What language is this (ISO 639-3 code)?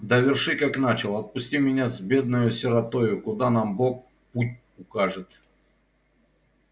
rus